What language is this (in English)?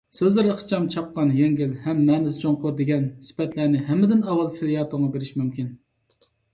Uyghur